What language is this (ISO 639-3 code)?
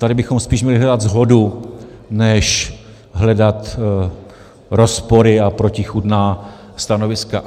ces